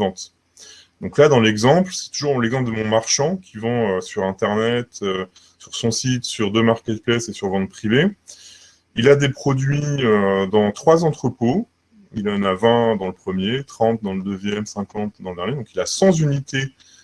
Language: French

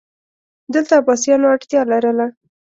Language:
Pashto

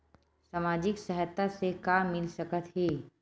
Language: Chhattisgarhi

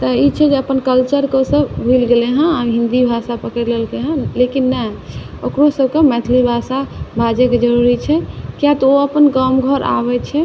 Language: Maithili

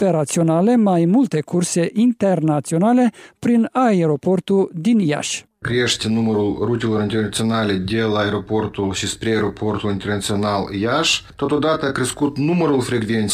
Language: Romanian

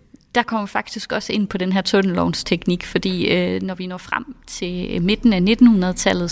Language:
Danish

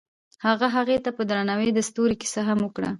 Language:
Pashto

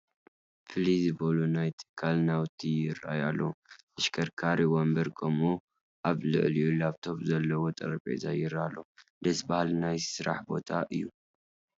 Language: Tigrinya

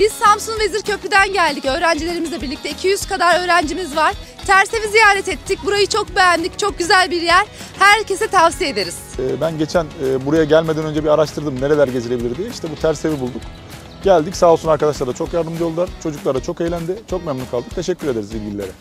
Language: Turkish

